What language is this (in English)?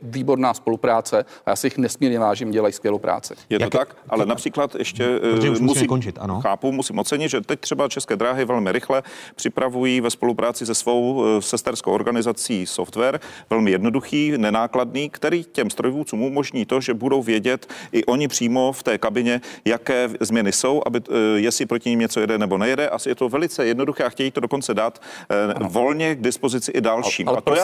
Czech